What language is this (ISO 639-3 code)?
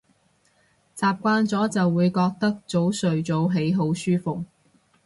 yue